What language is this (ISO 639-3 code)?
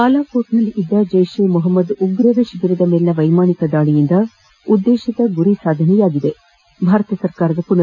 kan